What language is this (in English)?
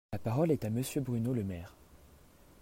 French